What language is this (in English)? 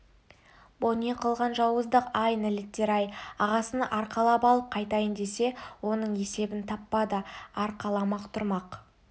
Kazakh